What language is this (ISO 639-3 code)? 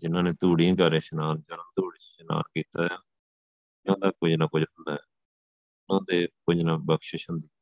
pan